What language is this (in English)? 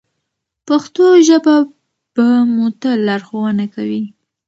Pashto